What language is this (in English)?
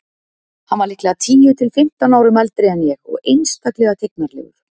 Icelandic